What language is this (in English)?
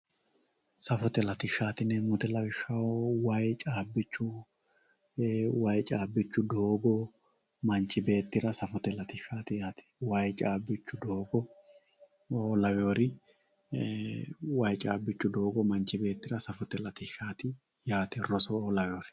Sidamo